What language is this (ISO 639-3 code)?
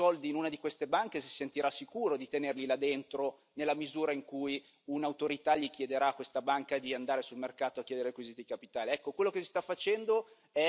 ita